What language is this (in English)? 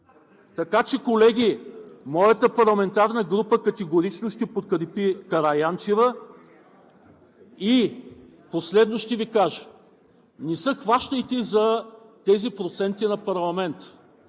Bulgarian